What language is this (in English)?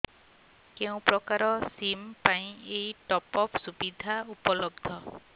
Odia